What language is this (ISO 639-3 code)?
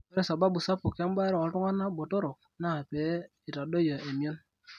mas